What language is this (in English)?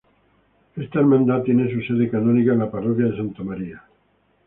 Spanish